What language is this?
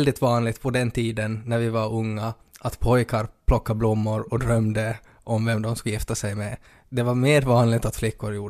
Swedish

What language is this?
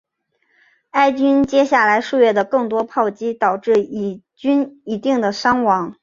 Chinese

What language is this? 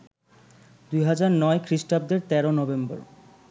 Bangla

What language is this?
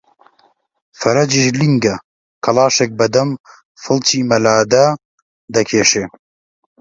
Central Kurdish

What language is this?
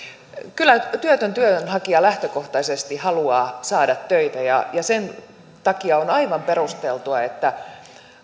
Finnish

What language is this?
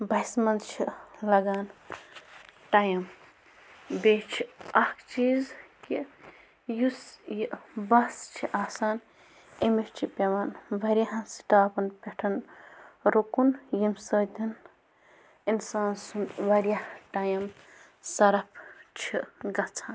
Kashmiri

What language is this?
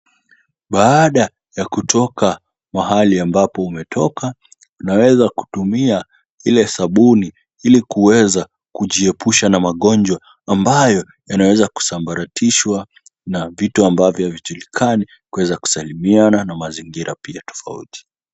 Swahili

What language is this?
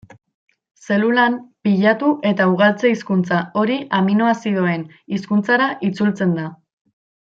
Basque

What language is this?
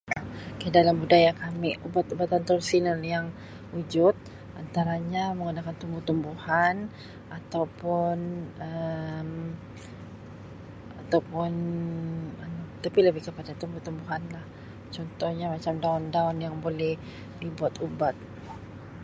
Sabah Malay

